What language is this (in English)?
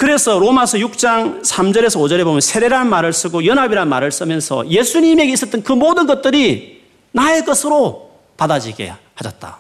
Korean